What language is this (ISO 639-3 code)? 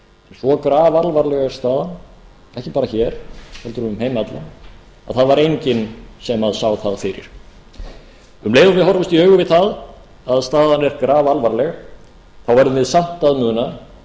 isl